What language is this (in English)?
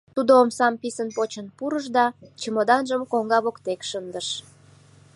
Mari